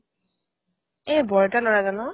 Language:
Assamese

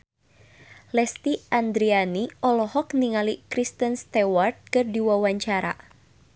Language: Sundanese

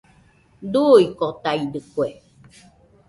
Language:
Nüpode Huitoto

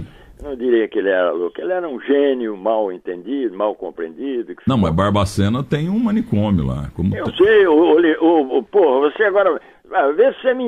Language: Portuguese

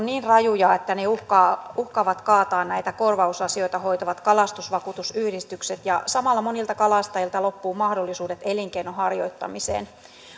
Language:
Finnish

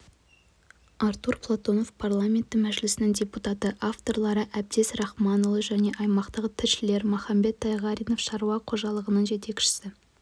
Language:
Kazakh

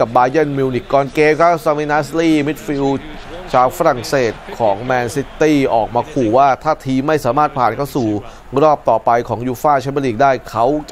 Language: Thai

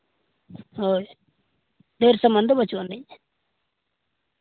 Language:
Santali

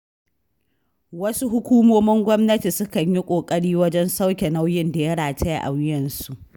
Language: Hausa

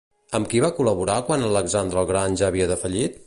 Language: Catalan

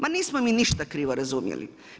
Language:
Croatian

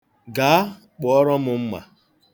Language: Igbo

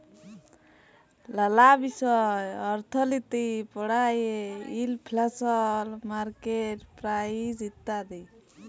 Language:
Bangla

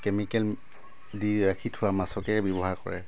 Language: Assamese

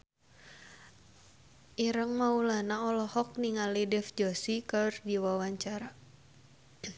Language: Sundanese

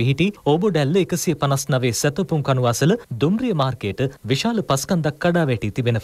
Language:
Hindi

